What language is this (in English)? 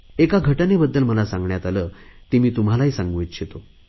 Marathi